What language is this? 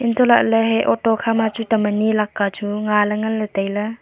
Wancho Naga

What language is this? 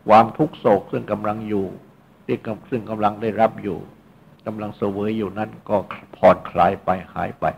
Thai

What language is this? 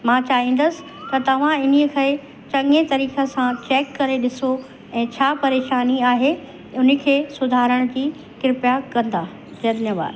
Sindhi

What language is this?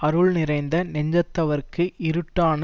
Tamil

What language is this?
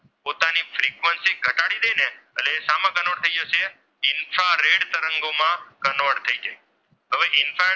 Gujarati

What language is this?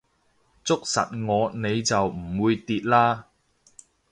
Cantonese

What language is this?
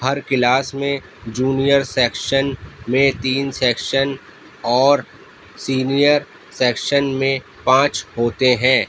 Urdu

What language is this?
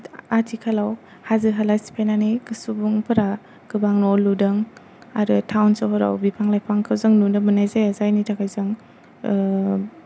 Bodo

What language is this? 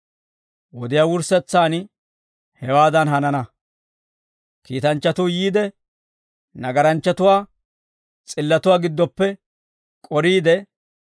Dawro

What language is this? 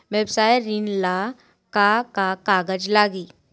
Bhojpuri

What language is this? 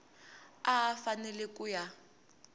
Tsonga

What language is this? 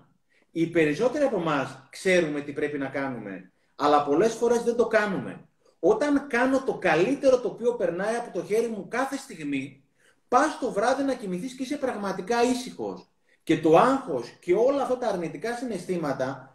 Greek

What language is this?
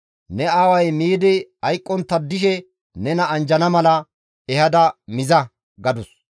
Gamo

